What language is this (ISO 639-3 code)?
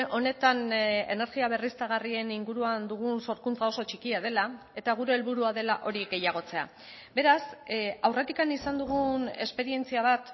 eus